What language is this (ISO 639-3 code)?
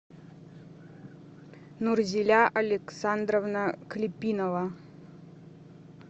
rus